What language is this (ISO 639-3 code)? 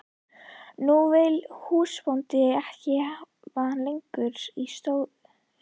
isl